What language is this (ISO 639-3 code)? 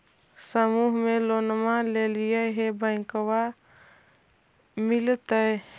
mag